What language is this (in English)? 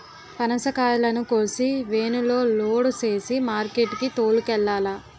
Telugu